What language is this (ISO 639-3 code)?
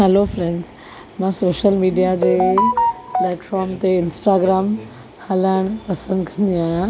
snd